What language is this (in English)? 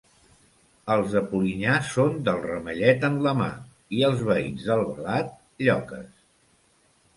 Catalan